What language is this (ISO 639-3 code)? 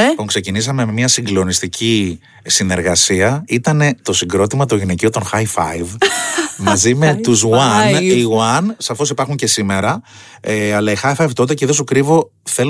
ell